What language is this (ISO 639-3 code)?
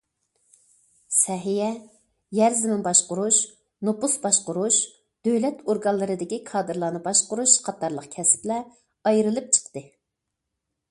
uig